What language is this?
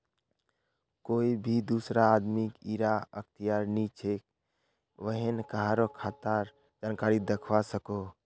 Magahi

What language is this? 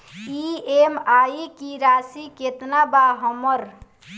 Bhojpuri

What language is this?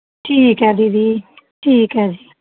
Punjabi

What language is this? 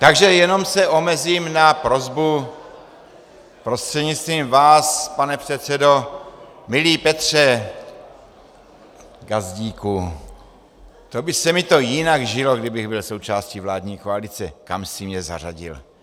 Czech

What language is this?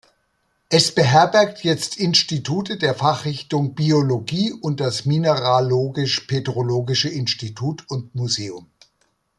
German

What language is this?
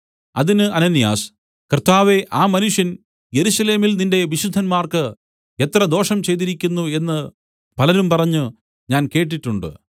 Malayalam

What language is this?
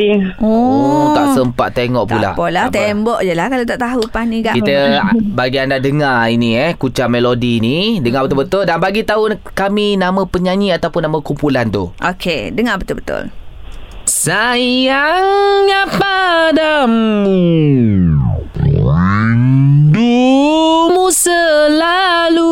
Malay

